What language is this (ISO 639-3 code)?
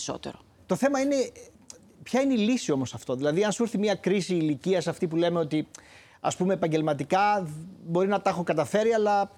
ell